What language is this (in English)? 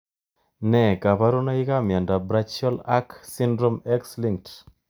Kalenjin